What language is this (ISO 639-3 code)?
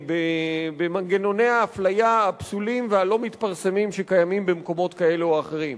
heb